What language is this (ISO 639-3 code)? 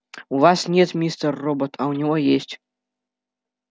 rus